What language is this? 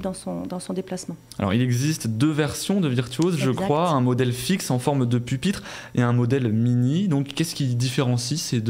French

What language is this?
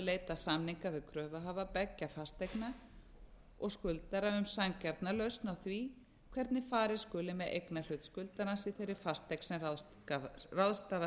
Icelandic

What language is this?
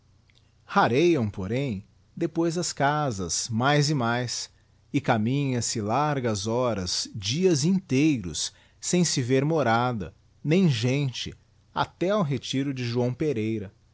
Portuguese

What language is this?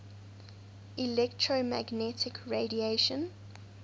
English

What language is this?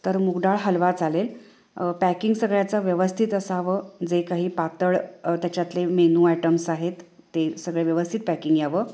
Marathi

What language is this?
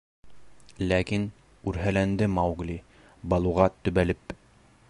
Bashkir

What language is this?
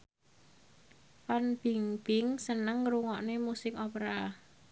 Javanese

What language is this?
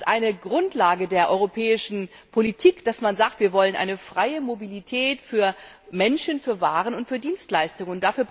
German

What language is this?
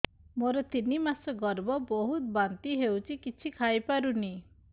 Odia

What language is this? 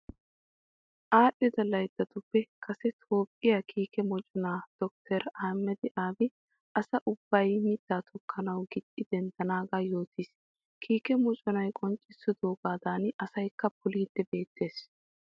Wolaytta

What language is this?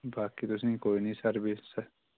Dogri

